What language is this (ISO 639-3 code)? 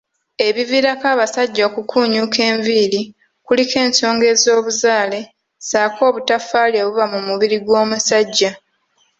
lug